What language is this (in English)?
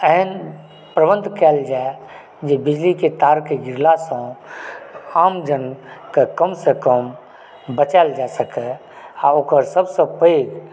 Maithili